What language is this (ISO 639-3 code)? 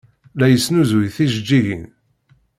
kab